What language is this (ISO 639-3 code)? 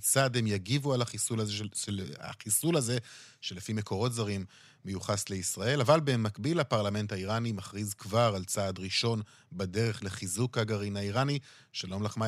heb